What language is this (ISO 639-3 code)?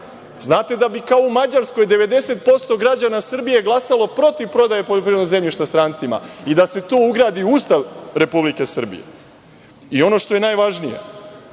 srp